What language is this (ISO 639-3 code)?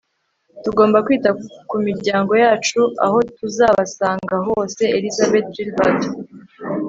kin